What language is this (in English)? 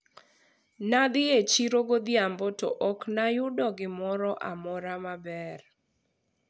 Luo (Kenya and Tanzania)